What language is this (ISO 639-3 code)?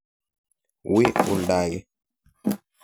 kln